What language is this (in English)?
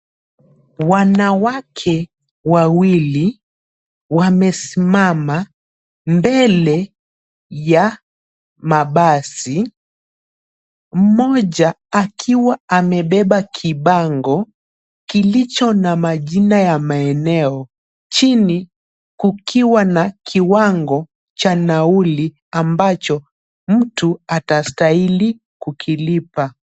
Swahili